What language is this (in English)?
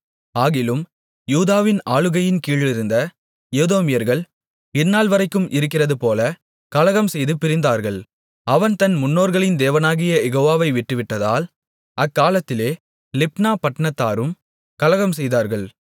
Tamil